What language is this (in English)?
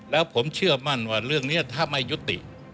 Thai